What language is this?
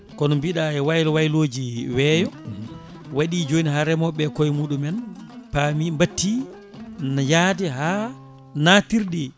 Fula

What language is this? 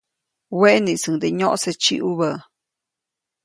Copainalá Zoque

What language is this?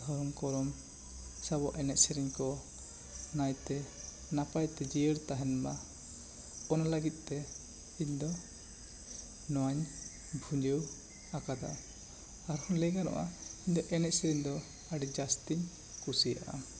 Santali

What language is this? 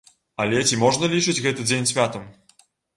Belarusian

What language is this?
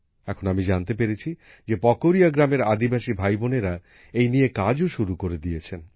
Bangla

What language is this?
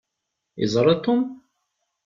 Kabyle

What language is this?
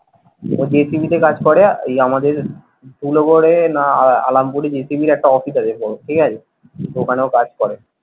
Bangla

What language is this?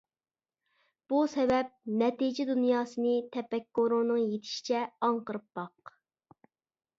Uyghur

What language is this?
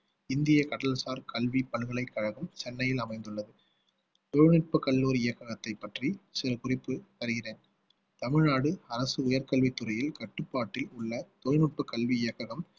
Tamil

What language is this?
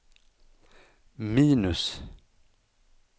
Swedish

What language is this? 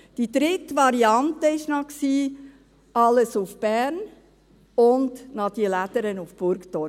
Swiss German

